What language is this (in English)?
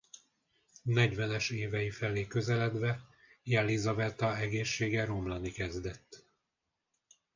Hungarian